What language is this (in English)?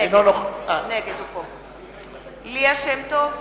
Hebrew